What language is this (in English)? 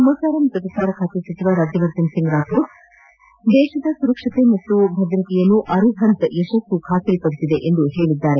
Kannada